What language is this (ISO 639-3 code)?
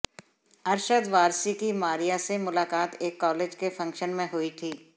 hin